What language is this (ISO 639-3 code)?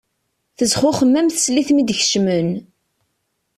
kab